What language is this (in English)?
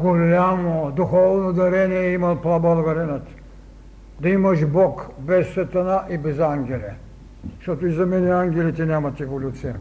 Bulgarian